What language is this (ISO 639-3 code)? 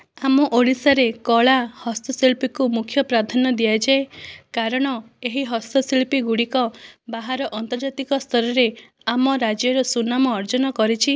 ori